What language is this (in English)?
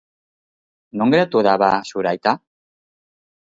Basque